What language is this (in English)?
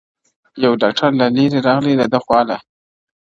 Pashto